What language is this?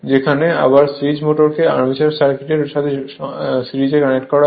Bangla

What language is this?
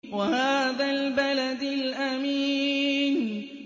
Arabic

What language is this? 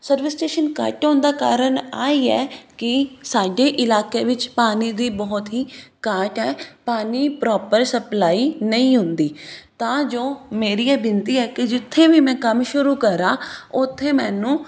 Punjabi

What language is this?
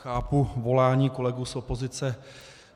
Czech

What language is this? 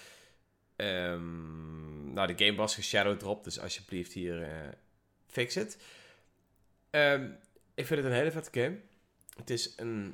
Dutch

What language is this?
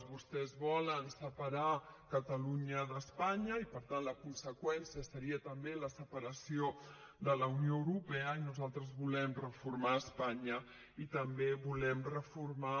Catalan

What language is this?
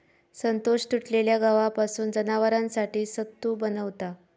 Marathi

